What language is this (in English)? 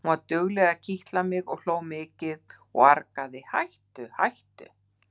Icelandic